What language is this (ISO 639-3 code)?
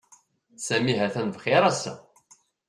kab